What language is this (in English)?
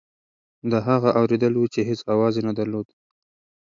Pashto